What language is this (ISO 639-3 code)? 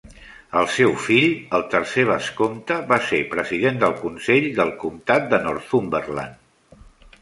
cat